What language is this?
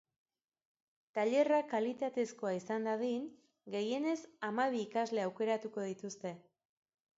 Basque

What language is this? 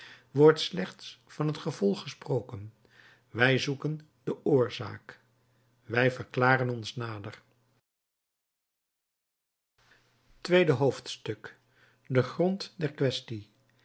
Dutch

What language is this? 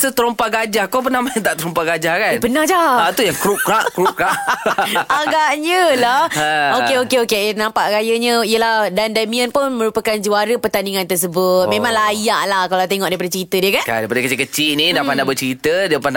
Malay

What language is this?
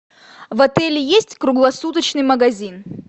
Russian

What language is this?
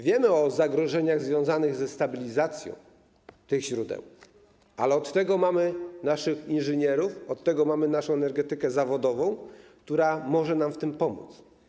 Polish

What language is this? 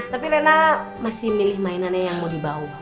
Indonesian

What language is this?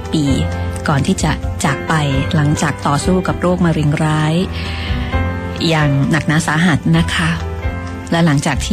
Thai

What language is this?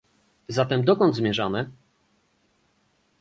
Polish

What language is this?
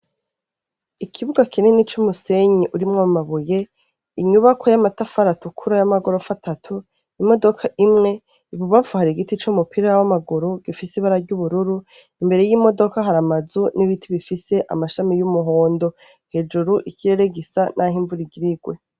Rundi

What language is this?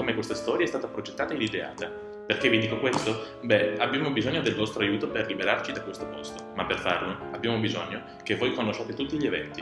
Italian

